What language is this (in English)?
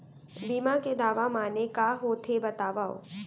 Chhattisgarhi